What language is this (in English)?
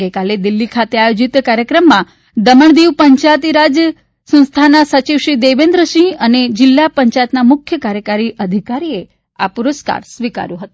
Gujarati